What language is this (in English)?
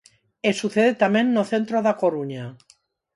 Galician